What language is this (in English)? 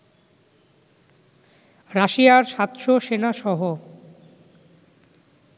Bangla